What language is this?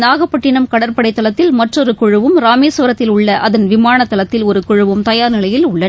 Tamil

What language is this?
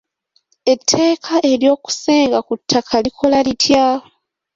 Ganda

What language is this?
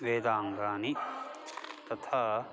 Sanskrit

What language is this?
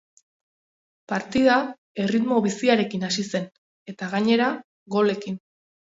Basque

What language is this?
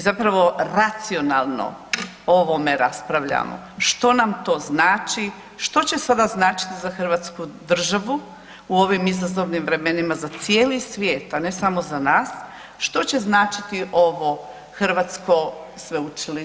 Croatian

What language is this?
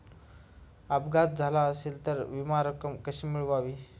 Marathi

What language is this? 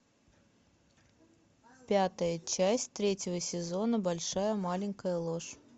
Russian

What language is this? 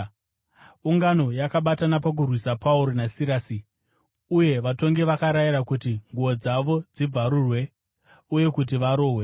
Shona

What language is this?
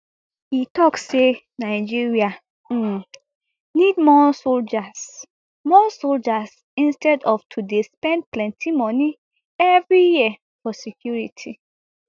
Nigerian Pidgin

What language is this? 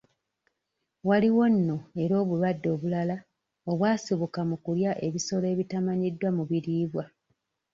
Ganda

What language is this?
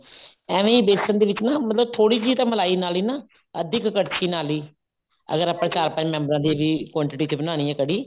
Punjabi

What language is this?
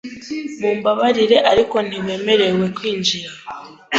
Kinyarwanda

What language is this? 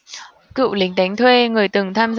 Vietnamese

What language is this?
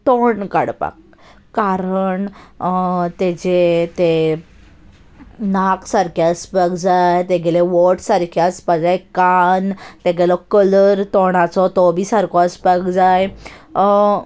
Konkani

